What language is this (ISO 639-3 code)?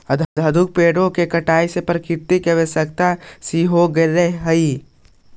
mag